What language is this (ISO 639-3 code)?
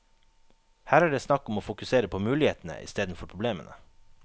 nor